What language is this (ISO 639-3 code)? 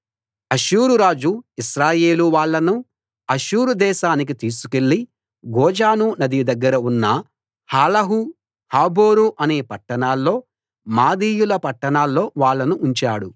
tel